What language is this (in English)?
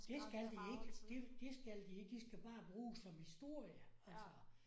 Danish